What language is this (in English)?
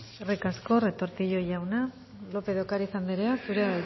Basque